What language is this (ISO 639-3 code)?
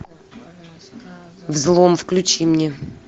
rus